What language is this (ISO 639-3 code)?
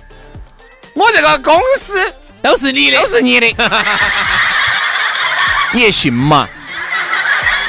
zho